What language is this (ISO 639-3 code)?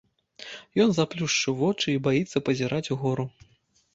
bel